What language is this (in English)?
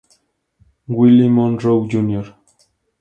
Spanish